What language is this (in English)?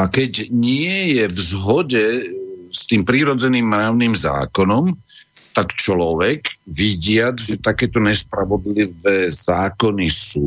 Slovak